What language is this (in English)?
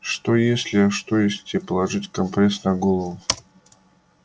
Russian